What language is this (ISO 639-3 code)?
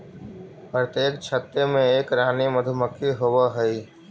mag